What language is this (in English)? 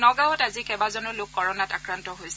Assamese